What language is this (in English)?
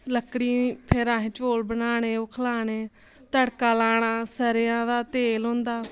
Dogri